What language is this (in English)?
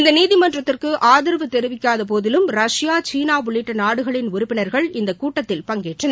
Tamil